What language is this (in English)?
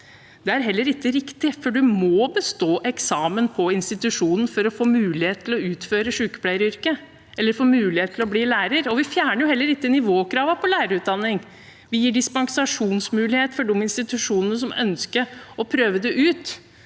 Norwegian